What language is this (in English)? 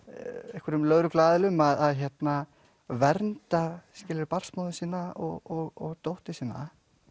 Icelandic